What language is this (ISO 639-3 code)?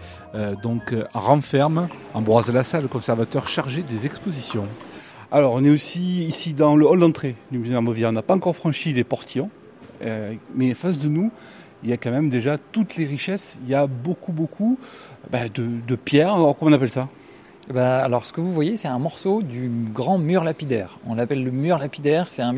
fra